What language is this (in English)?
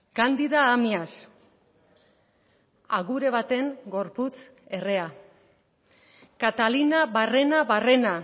Basque